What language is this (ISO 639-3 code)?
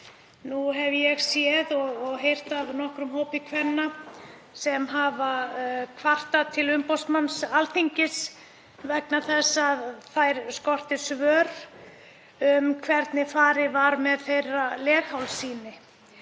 isl